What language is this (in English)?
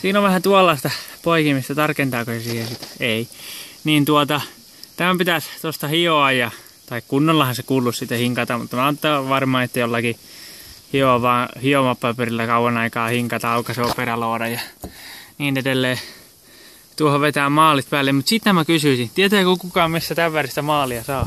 Finnish